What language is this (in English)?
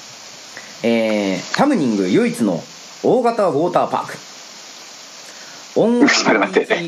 Japanese